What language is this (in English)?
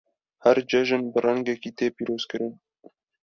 Kurdish